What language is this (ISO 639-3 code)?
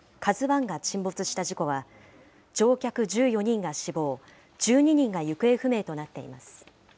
jpn